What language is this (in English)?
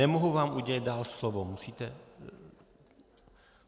Czech